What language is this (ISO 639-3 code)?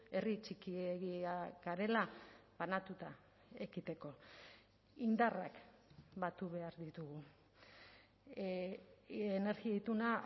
eus